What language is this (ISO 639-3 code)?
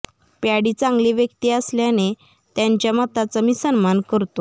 mar